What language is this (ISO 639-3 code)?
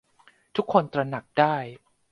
tha